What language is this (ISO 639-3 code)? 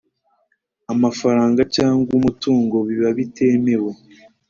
kin